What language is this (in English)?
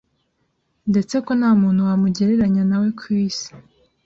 Kinyarwanda